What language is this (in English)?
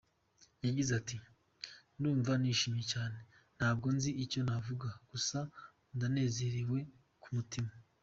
Kinyarwanda